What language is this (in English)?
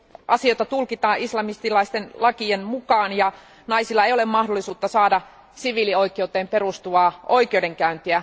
Finnish